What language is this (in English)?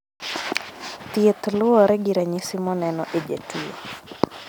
Luo (Kenya and Tanzania)